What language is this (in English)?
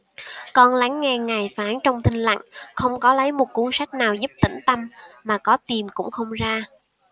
Vietnamese